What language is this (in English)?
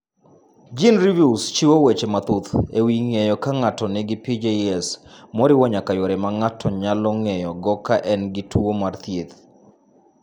Luo (Kenya and Tanzania)